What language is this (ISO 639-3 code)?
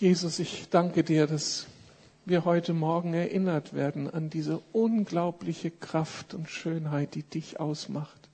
deu